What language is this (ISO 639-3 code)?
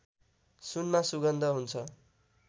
nep